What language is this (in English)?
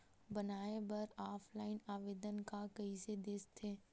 Chhattisgarhi